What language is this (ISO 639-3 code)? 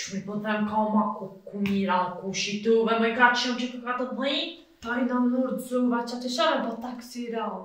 ron